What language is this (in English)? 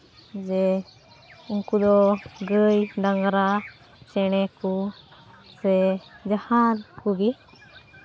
Santali